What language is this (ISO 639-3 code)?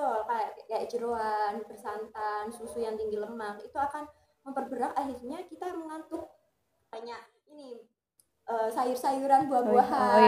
ind